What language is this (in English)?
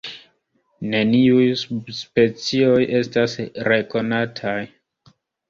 Esperanto